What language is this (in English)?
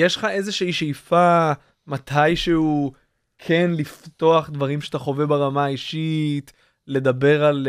Hebrew